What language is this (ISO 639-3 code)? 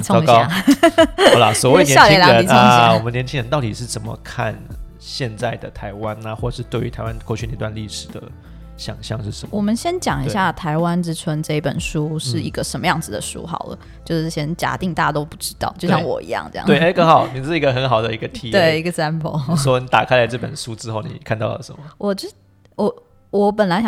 zho